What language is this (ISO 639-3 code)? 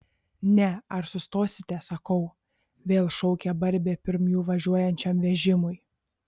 lit